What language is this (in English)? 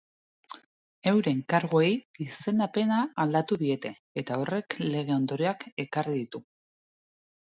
Basque